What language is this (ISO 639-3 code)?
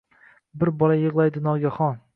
uzb